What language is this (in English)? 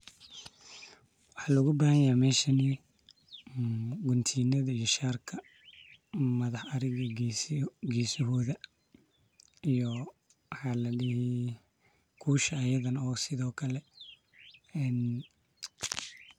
Somali